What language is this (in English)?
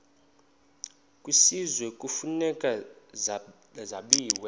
Xhosa